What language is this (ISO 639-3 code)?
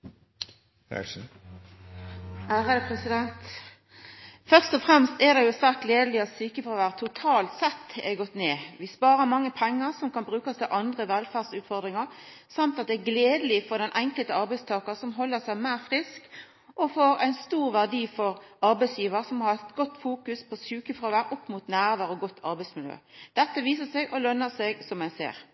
nor